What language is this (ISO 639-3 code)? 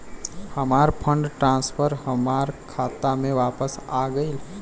bho